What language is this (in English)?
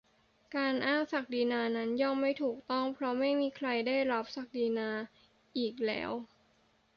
Thai